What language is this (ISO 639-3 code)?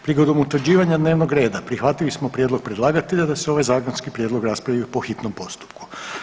hrv